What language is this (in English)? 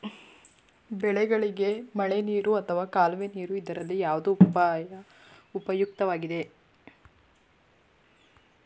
Kannada